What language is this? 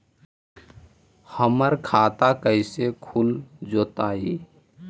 Magahi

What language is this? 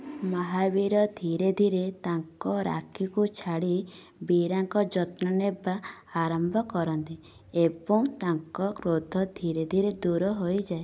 Odia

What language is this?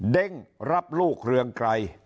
Thai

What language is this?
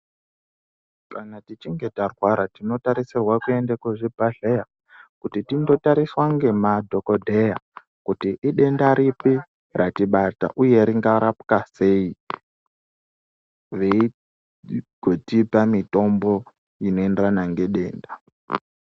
Ndau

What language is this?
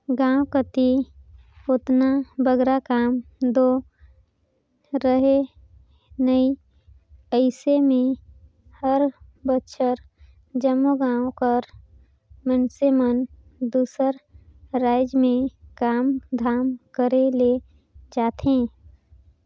Chhattisgarhi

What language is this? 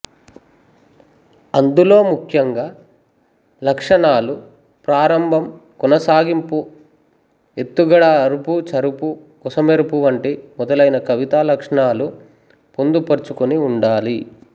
Telugu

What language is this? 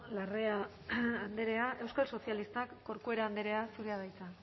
Basque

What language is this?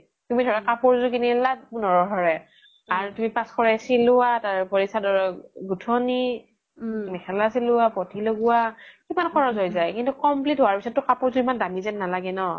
Assamese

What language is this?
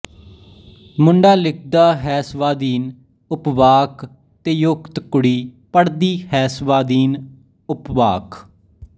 Punjabi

